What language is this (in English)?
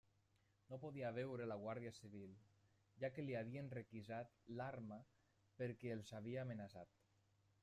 Catalan